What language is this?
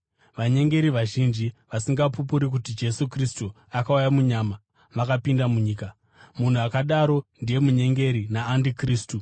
Shona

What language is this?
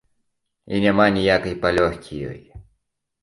Belarusian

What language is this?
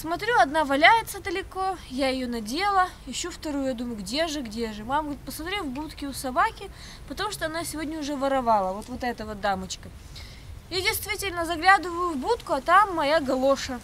Russian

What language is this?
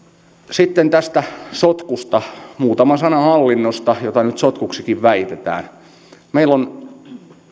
Finnish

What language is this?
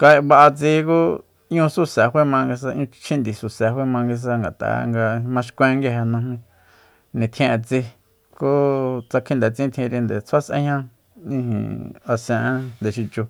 Soyaltepec Mazatec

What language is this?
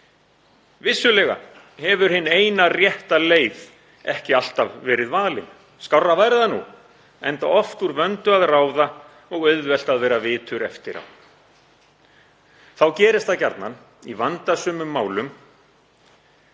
Icelandic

